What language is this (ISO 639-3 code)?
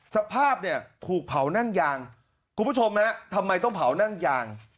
tha